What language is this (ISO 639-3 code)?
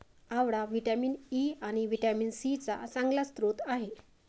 mar